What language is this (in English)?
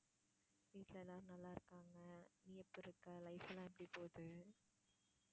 Tamil